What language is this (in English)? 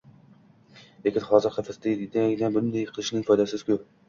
Uzbek